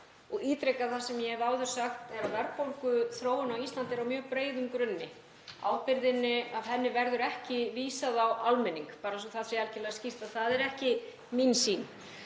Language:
Icelandic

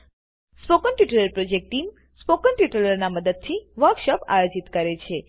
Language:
Gujarati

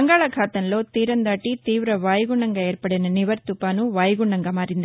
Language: Telugu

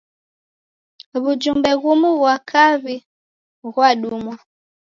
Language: Taita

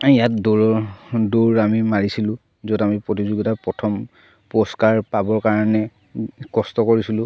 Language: Assamese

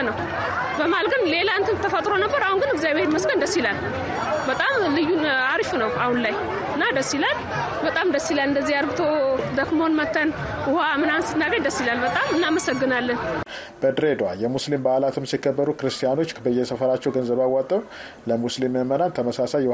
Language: Amharic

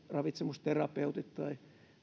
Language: Finnish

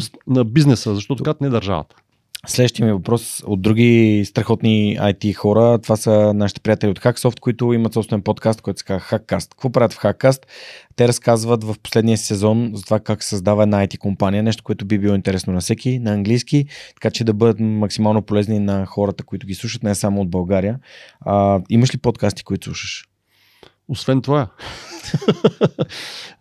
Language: Bulgarian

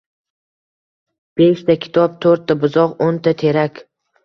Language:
Uzbek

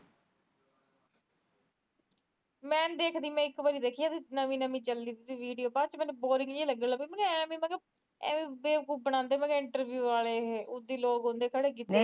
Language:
Punjabi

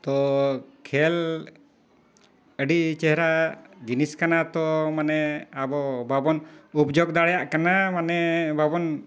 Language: Santali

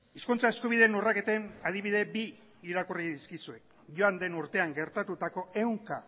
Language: Basque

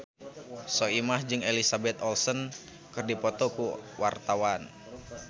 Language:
Sundanese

